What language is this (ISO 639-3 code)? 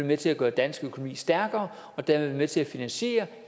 dan